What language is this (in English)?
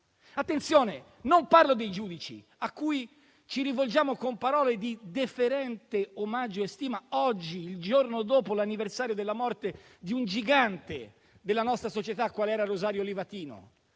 Italian